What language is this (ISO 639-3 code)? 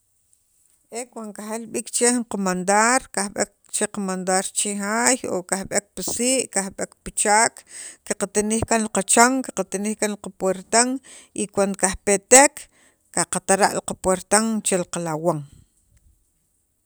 quv